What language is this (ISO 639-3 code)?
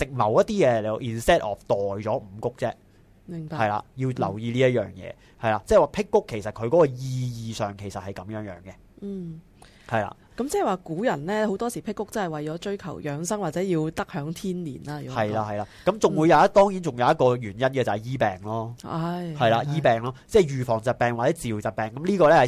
zho